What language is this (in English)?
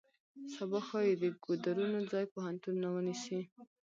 Pashto